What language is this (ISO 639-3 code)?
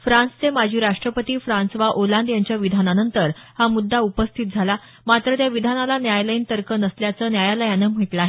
mar